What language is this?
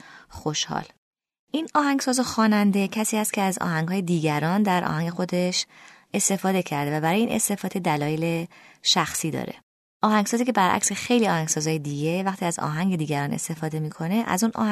Persian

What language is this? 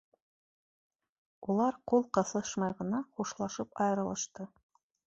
Bashkir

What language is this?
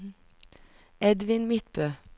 Norwegian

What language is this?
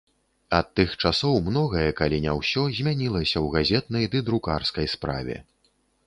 Belarusian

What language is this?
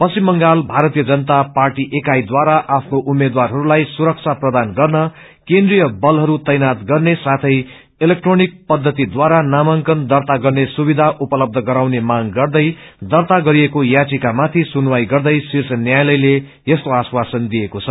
Nepali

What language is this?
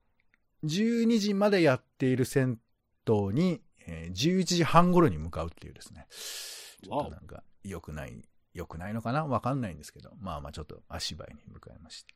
Japanese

